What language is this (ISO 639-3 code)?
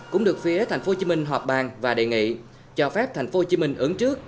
vie